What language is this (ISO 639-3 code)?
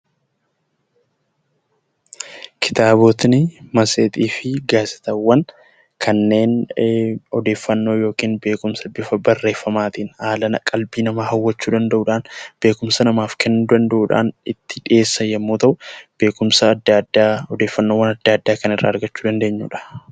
orm